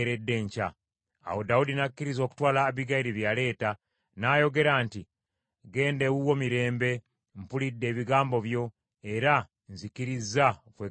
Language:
Ganda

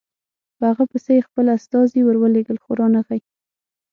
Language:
Pashto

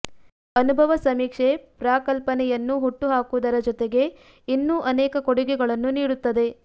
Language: Kannada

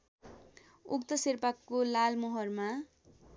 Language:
Nepali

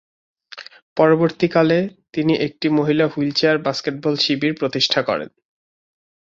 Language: Bangla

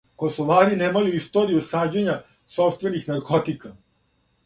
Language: Serbian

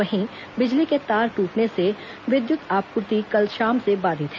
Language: Hindi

